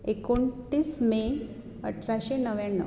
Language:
Konkani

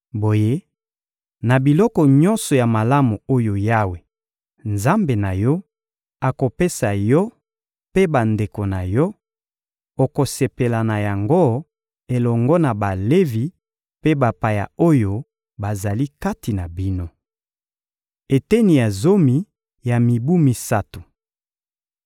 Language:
Lingala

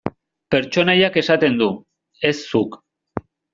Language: Basque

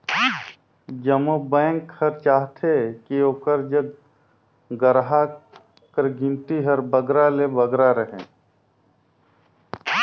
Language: Chhattisgarhi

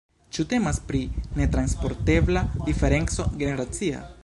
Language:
Esperanto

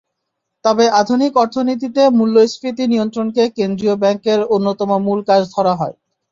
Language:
Bangla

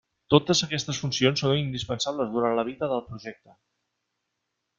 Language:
Catalan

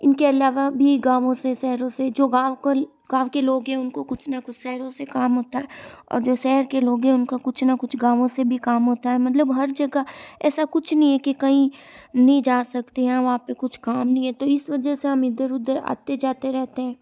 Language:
Hindi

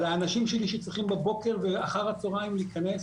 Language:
Hebrew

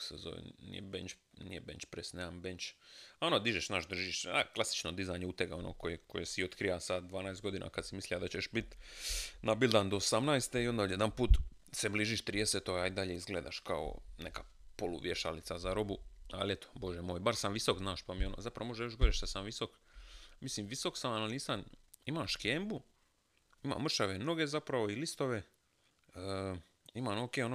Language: Croatian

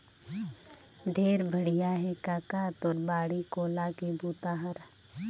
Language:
Chhattisgarhi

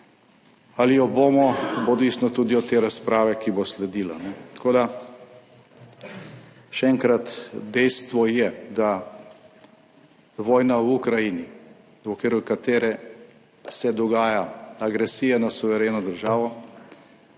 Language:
Slovenian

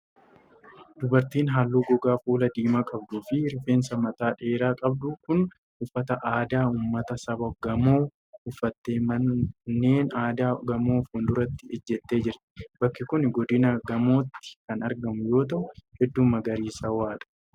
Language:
Oromo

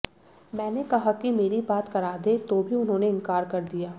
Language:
Hindi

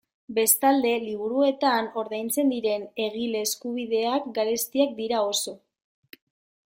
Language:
Basque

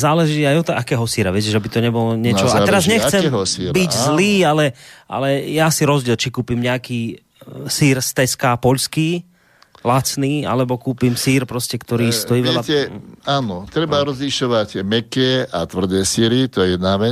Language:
Slovak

